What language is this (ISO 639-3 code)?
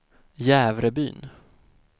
swe